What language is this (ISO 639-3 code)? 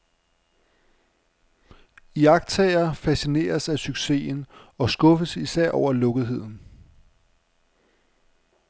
dan